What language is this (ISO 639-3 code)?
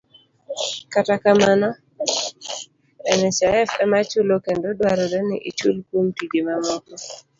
luo